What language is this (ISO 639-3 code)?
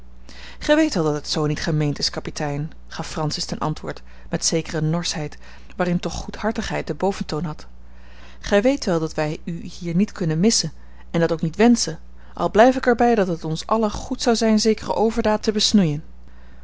nld